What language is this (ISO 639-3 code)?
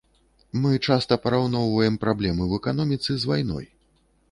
bel